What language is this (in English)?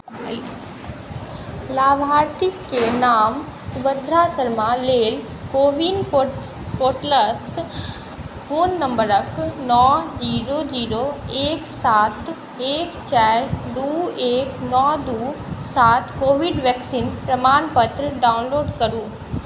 Maithili